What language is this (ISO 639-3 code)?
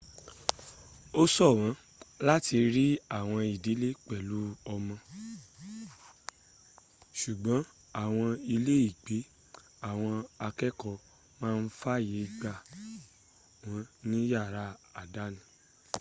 yor